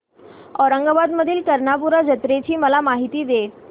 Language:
Marathi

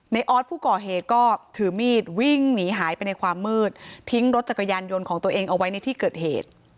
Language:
Thai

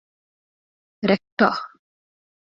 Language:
Divehi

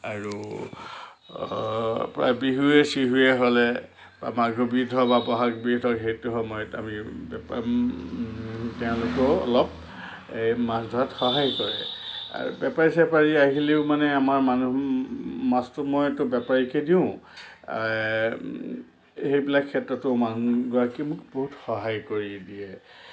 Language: Assamese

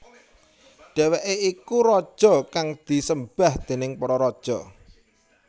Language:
Javanese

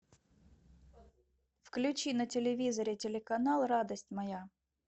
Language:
Russian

